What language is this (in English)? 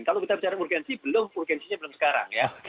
Indonesian